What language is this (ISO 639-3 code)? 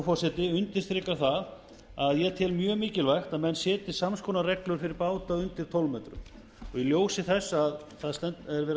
isl